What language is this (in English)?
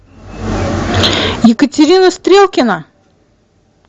Russian